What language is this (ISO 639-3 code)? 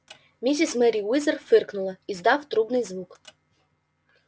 rus